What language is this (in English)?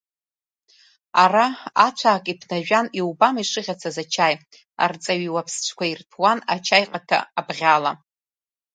Abkhazian